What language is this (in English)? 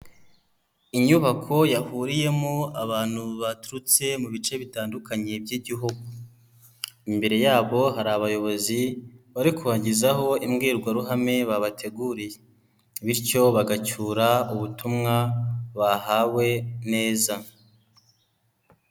Kinyarwanda